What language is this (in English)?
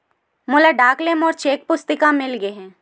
Chhattisgarhi